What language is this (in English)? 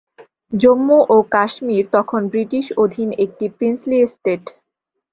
Bangla